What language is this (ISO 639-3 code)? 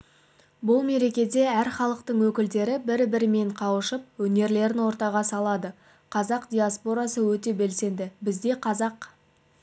kaz